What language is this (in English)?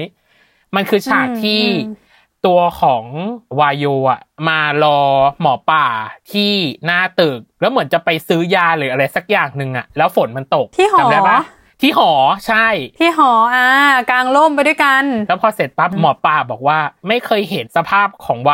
Thai